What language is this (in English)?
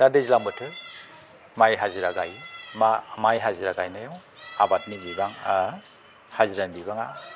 Bodo